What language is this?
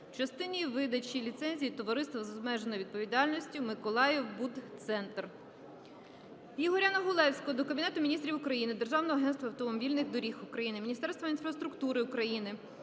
Ukrainian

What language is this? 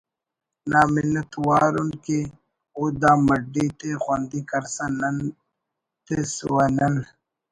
Brahui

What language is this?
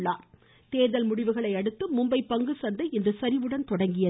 Tamil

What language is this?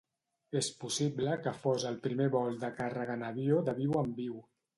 Catalan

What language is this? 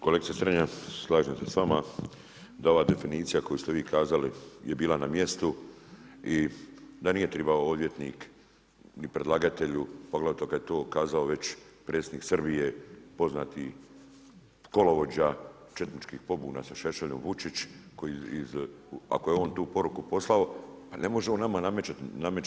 Croatian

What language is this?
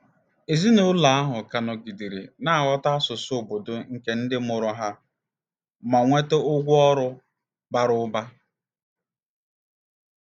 Igbo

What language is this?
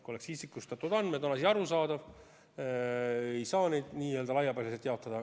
Estonian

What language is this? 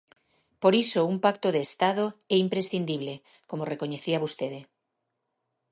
Galician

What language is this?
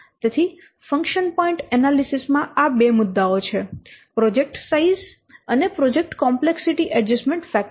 Gujarati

